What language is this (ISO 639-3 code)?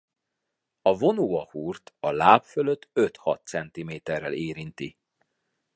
hun